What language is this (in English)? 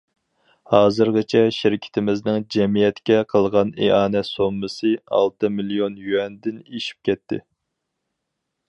Uyghur